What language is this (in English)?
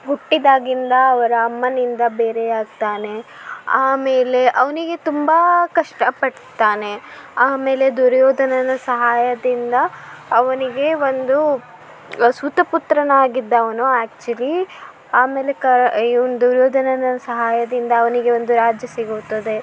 Kannada